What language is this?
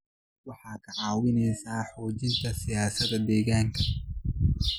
Somali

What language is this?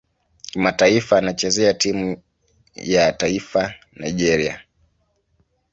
Swahili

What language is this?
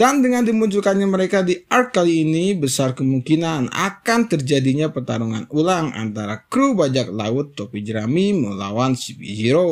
Indonesian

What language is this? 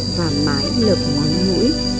Vietnamese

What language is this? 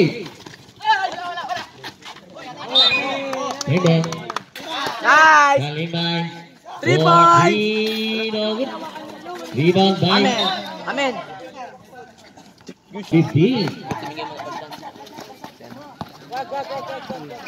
Indonesian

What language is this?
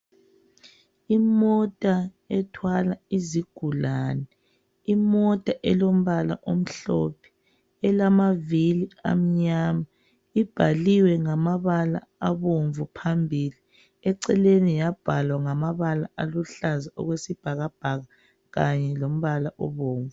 North Ndebele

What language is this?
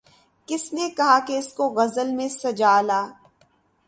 Urdu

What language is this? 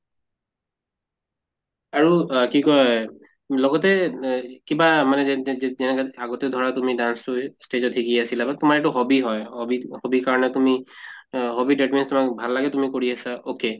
Assamese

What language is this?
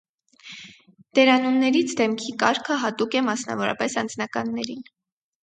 Armenian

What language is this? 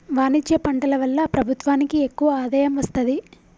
Telugu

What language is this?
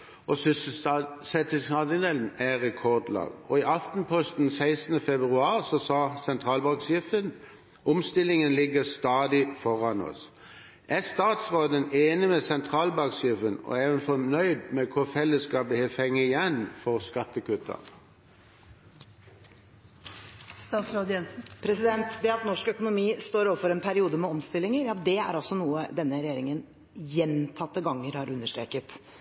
Norwegian Bokmål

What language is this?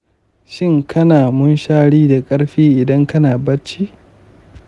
Hausa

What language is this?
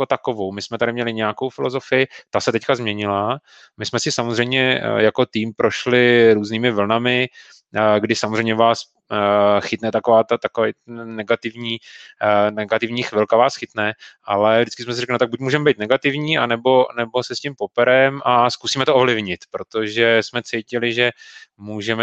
Czech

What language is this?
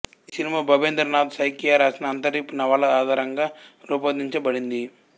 Telugu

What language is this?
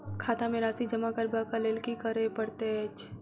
Maithili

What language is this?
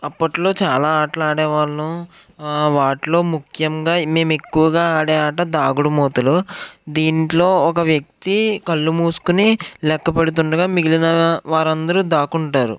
Telugu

